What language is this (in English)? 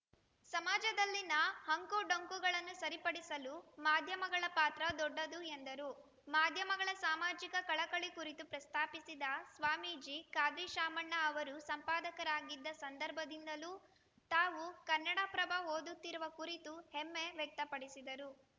Kannada